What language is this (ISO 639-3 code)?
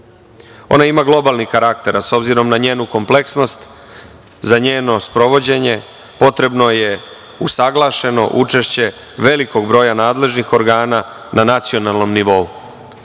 srp